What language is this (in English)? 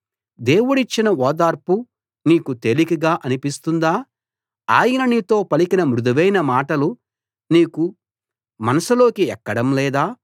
Telugu